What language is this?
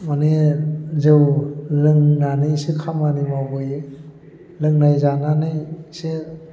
Bodo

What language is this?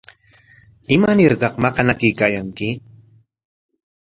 Corongo Ancash Quechua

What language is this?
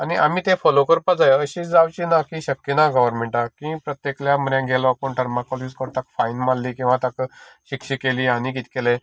Konkani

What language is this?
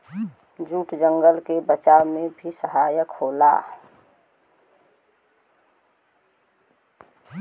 Bhojpuri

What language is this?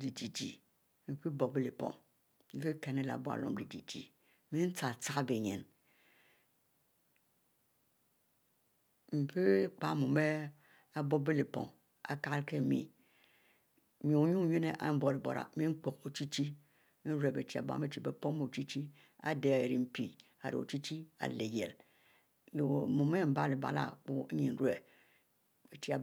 Mbe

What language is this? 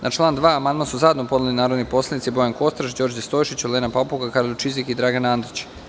Serbian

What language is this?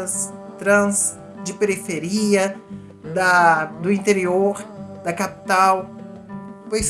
Portuguese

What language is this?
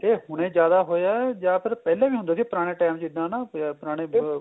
Punjabi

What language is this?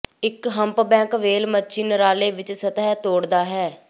Punjabi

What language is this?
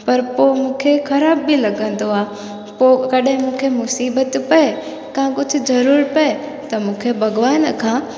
Sindhi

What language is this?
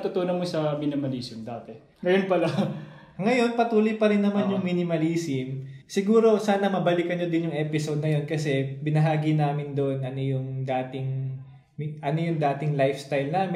Filipino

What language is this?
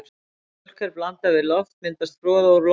Icelandic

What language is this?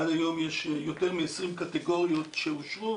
Hebrew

